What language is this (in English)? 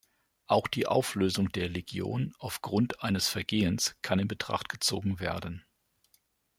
German